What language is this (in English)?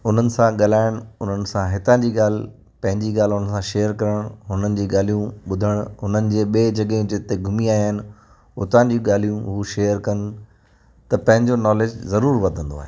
Sindhi